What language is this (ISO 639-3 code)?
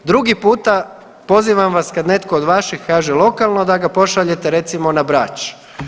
hrv